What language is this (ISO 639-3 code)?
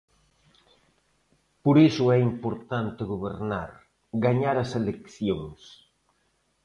glg